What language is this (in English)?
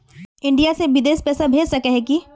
Magahi